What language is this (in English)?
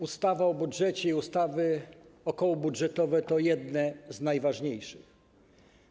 Polish